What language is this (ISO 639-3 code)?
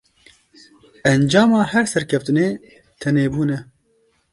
kur